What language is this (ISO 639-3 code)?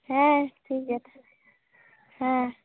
sat